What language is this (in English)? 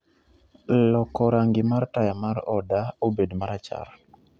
Luo (Kenya and Tanzania)